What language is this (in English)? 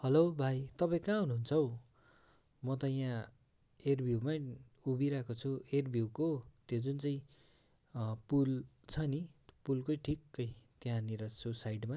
Nepali